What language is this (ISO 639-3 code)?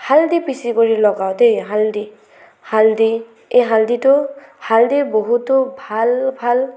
asm